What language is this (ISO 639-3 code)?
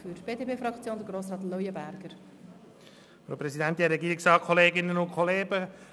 gsw